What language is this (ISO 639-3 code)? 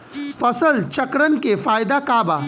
bho